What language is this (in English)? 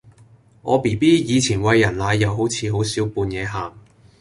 Cantonese